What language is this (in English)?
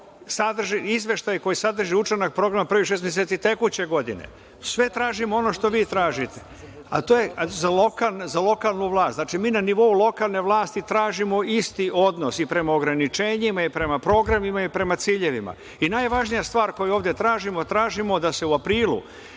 Serbian